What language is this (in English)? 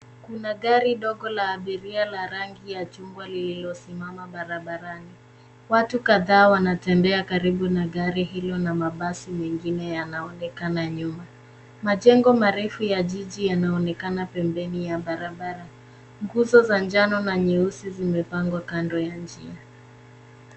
Swahili